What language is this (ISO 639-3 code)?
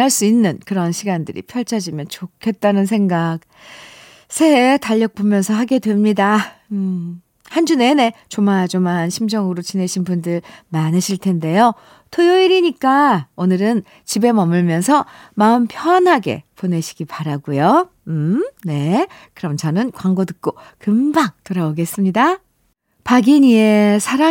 kor